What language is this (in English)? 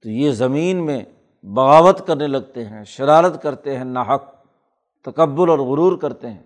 Urdu